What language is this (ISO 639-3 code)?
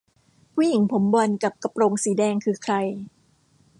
tha